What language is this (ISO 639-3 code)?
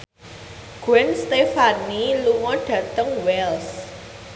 jav